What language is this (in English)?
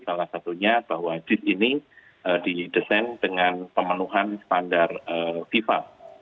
Indonesian